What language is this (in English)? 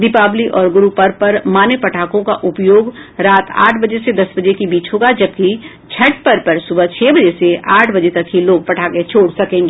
Hindi